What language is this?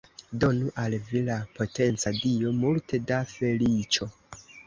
Esperanto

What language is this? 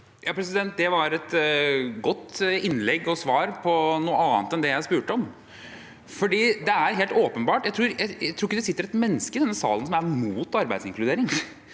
Norwegian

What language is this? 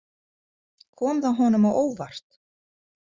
Icelandic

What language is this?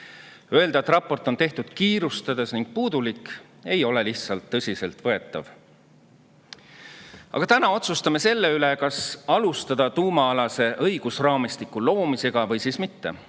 Estonian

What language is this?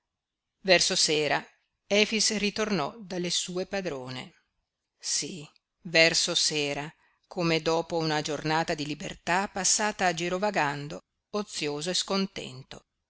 Italian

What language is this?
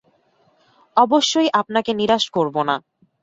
Bangla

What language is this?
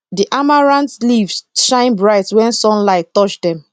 Nigerian Pidgin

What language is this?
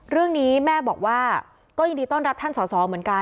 Thai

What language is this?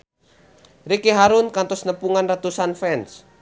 Sundanese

